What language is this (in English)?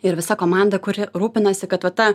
Lithuanian